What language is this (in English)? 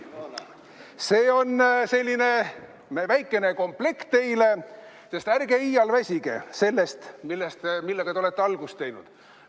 Estonian